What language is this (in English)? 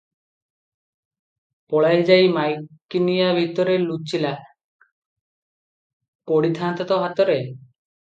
Odia